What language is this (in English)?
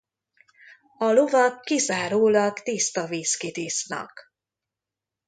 Hungarian